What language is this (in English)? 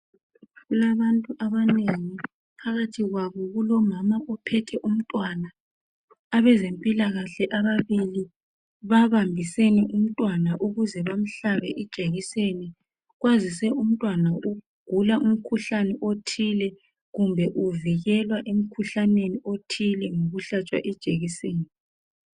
North Ndebele